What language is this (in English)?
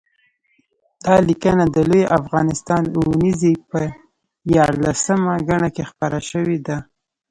Pashto